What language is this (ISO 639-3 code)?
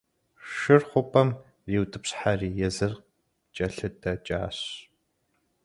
kbd